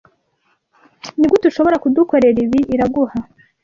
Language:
Kinyarwanda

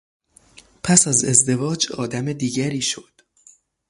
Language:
Persian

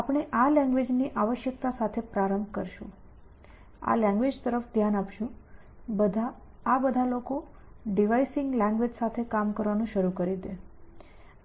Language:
Gujarati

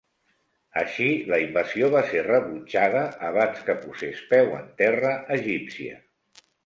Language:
Catalan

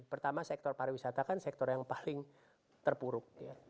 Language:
Indonesian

